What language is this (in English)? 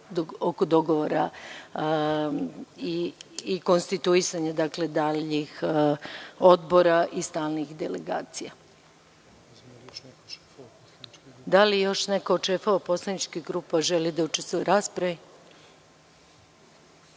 Serbian